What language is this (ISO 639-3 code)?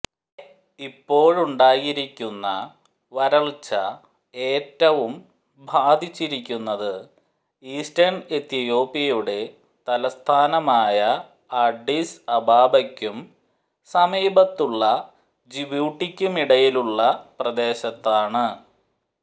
mal